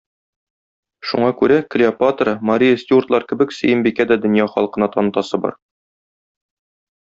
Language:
Tatar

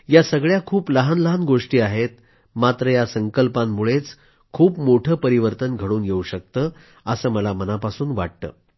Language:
Marathi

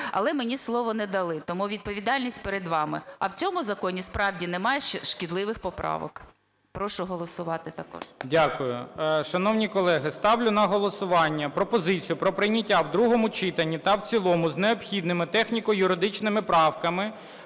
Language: Ukrainian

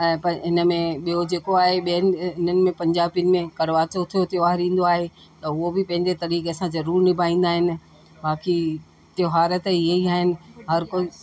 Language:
Sindhi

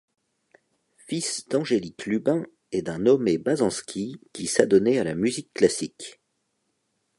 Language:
French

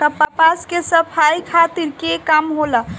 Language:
Bhojpuri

